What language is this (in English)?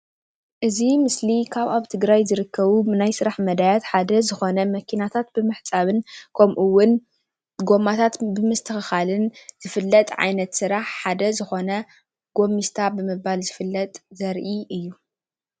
Tigrinya